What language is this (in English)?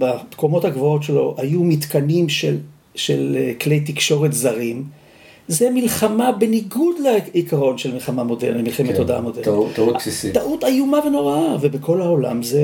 Hebrew